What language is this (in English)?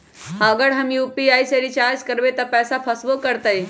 Magahi